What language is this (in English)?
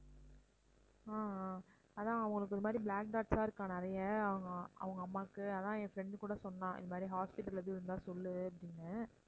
Tamil